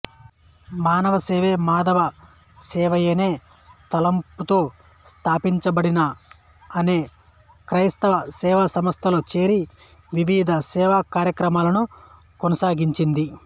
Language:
Telugu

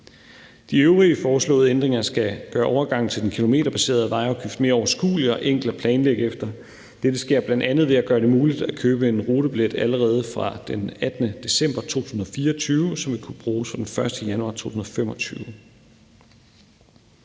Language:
Danish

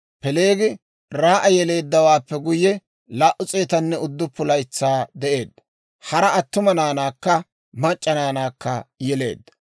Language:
Dawro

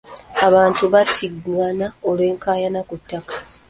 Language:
Ganda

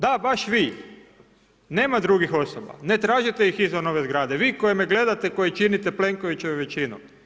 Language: Croatian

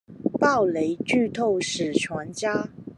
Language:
Chinese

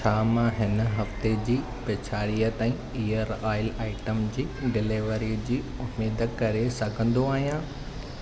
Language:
Sindhi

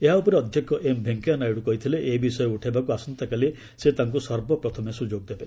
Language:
Odia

